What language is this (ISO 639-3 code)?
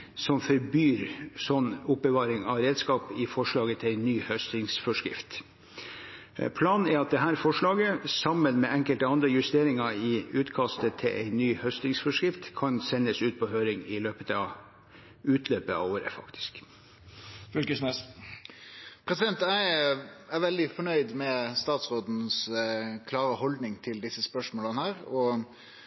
nor